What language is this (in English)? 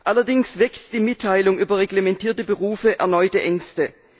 German